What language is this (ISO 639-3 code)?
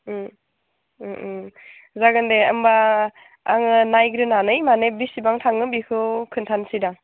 brx